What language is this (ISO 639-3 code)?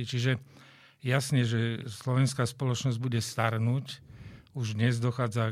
slk